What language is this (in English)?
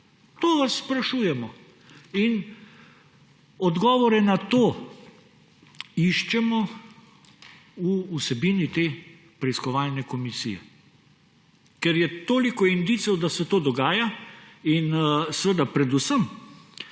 Slovenian